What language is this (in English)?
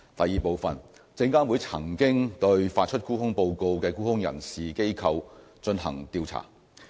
Cantonese